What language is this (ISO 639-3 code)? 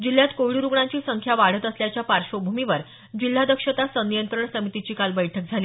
mar